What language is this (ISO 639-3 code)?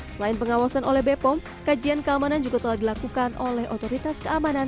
ind